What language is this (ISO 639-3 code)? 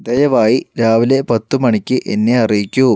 mal